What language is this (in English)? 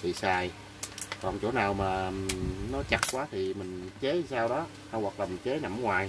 Vietnamese